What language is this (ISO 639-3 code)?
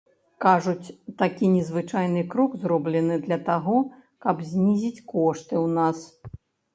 bel